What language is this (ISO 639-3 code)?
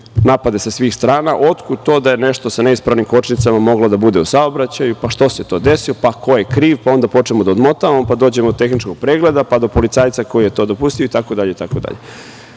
srp